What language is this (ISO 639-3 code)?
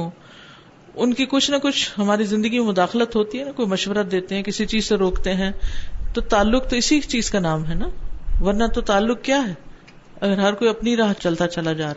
urd